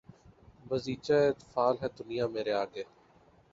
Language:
Urdu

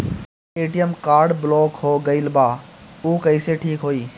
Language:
Bhojpuri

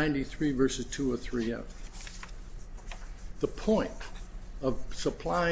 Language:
English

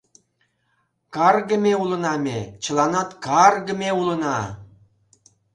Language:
Mari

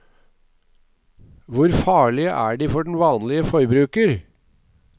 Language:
Norwegian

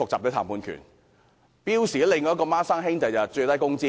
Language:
Cantonese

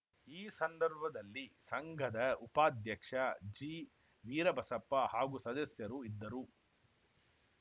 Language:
Kannada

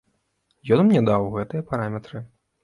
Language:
Belarusian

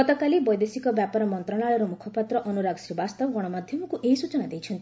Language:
Odia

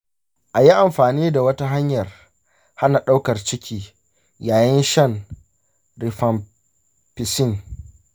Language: Hausa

